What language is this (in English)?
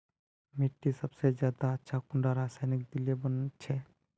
Magahi